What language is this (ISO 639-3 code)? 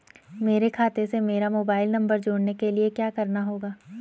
hin